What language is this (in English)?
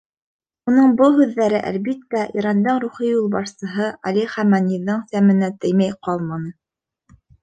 Bashkir